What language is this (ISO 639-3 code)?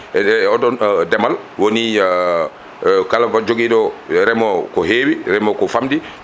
ful